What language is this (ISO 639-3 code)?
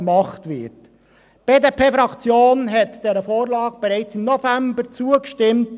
gsw